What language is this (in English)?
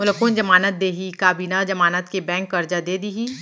Chhattisgarhi